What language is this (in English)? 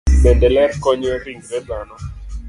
Luo (Kenya and Tanzania)